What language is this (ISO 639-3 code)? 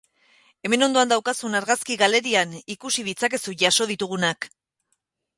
eus